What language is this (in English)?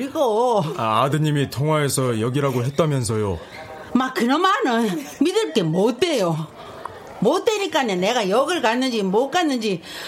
Korean